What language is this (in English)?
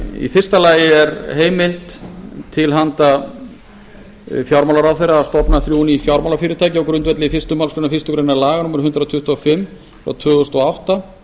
Icelandic